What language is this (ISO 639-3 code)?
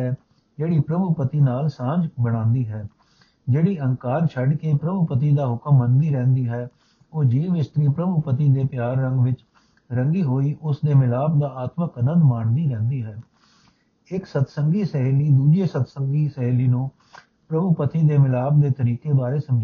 pan